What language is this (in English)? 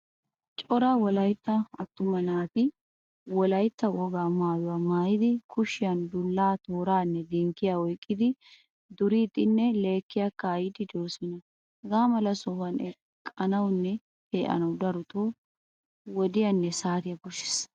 Wolaytta